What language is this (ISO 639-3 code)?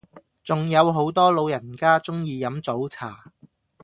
yue